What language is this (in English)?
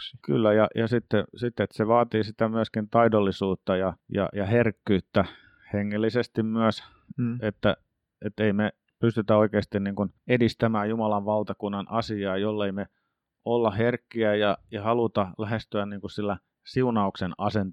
Finnish